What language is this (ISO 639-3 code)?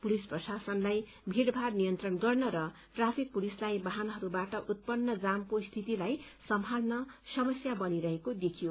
nep